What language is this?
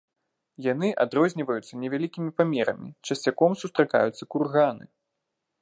Belarusian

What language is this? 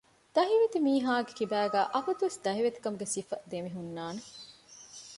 Divehi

